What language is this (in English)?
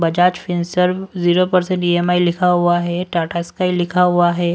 Hindi